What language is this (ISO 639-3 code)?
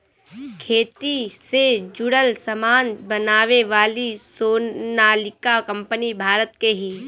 bho